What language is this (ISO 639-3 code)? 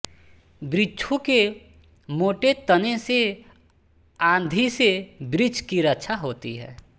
hin